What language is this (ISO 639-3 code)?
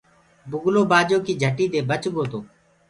ggg